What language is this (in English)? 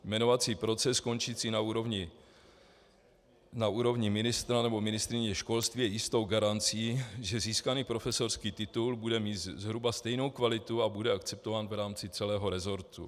Czech